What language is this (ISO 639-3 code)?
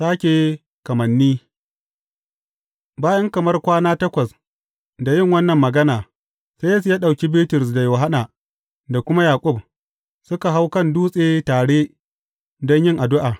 hau